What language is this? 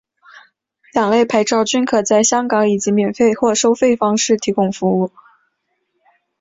Chinese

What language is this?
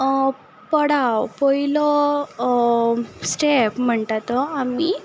Konkani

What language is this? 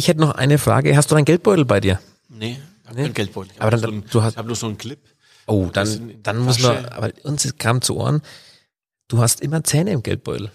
German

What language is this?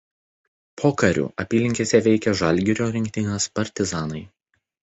Lithuanian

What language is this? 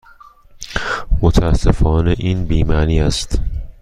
Persian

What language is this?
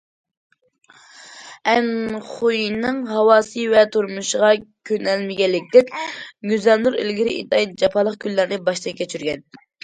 Uyghur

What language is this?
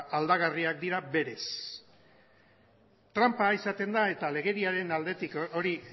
Basque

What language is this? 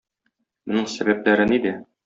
Tatar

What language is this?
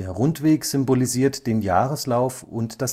German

